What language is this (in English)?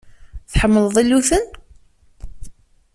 Kabyle